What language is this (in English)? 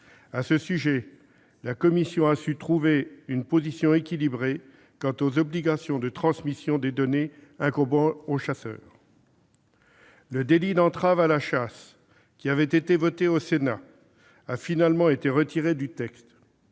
French